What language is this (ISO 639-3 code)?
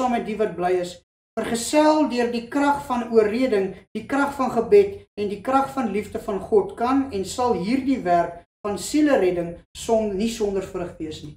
nld